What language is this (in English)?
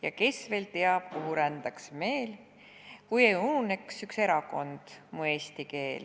Estonian